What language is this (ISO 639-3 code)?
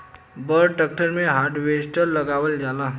bho